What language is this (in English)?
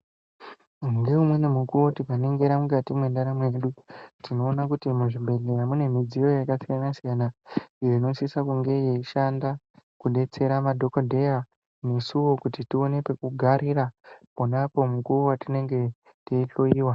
Ndau